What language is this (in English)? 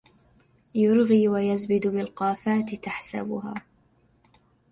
Arabic